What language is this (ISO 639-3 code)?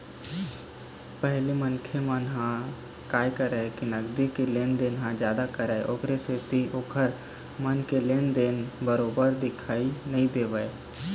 hne